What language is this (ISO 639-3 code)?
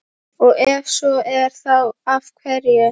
isl